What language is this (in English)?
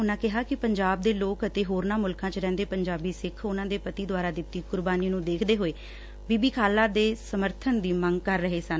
Punjabi